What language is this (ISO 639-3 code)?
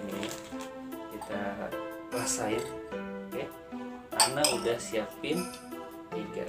ind